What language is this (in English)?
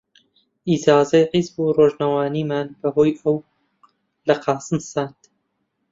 Central Kurdish